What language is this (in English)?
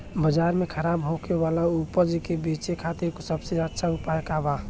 Bhojpuri